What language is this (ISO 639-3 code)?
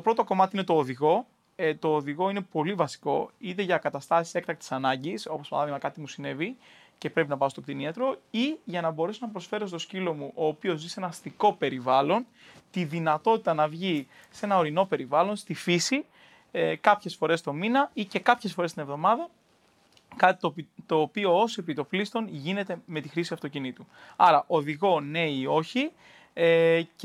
ell